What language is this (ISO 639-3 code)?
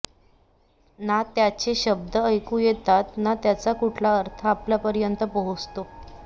mar